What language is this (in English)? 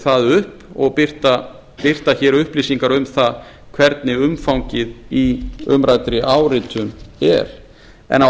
Icelandic